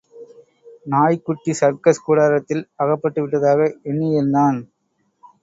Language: Tamil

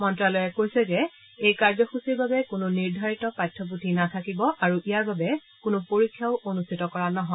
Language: Assamese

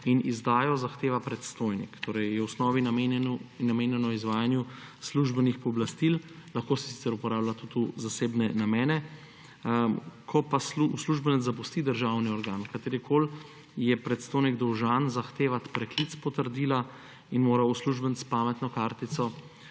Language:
Slovenian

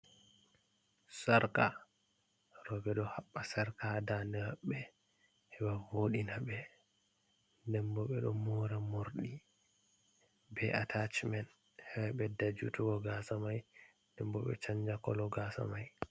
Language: Fula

